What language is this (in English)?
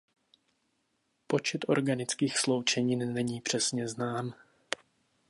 Czech